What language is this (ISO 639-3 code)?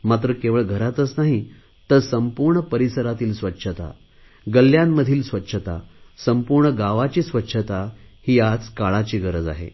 mar